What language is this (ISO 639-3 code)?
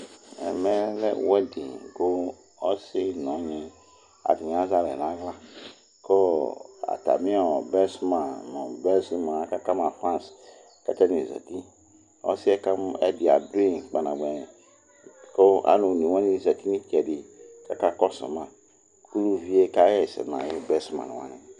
kpo